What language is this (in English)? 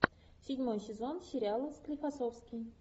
Russian